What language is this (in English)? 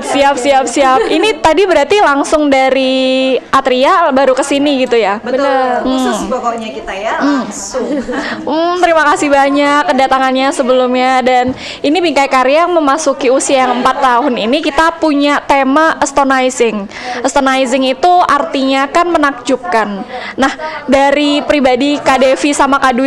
Indonesian